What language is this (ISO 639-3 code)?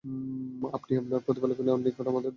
ben